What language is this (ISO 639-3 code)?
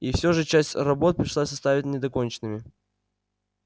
rus